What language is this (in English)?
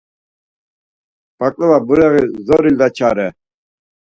Laz